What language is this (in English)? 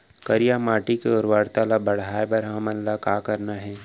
Chhattisgarhi